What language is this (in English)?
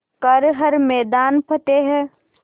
Hindi